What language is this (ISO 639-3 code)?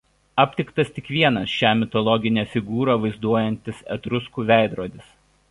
lit